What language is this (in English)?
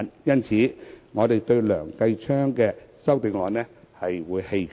Cantonese